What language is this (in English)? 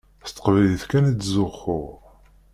Kabyle